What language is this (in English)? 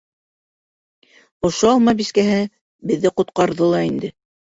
Bashkir